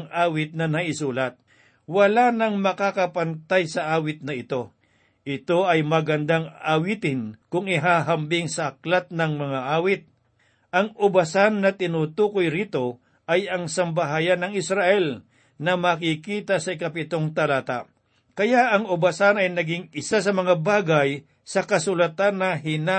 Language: Filipino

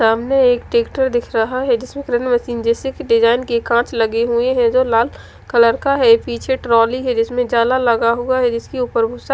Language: Hindi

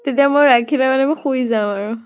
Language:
Assamese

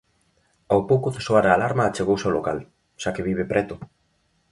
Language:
Galician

